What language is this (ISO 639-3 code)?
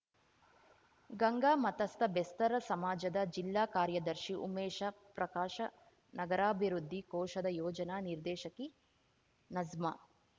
kan